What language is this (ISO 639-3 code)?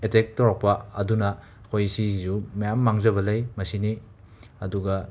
mni